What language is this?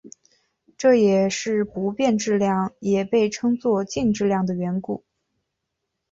Chinese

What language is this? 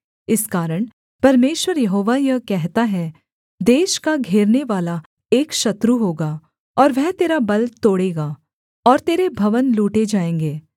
Hindi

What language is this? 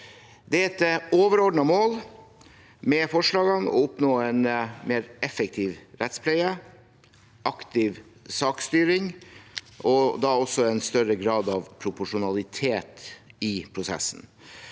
Norwegian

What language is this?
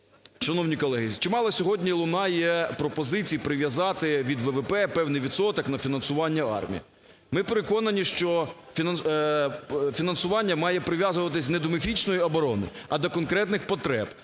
Ukrainian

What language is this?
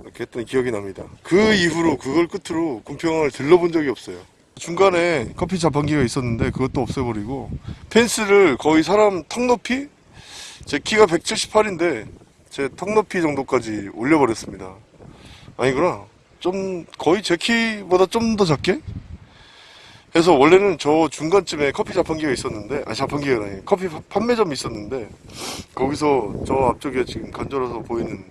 Korean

